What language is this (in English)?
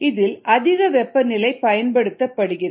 Tamil